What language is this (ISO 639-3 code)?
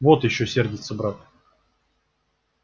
rus